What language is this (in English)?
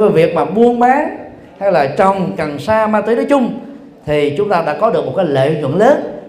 Vietnamese